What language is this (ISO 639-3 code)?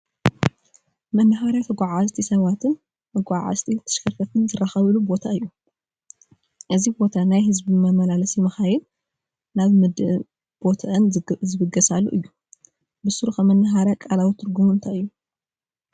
tir